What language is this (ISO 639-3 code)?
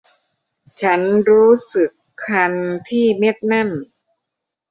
tha